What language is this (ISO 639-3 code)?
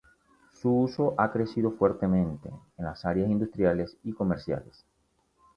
spa